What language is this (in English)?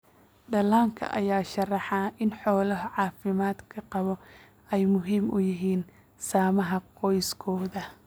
Somali